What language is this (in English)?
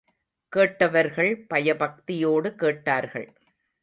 Tamil